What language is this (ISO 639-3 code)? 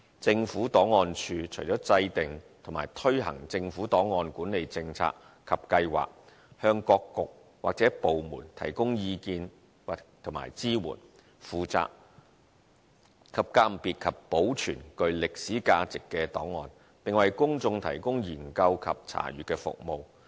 yue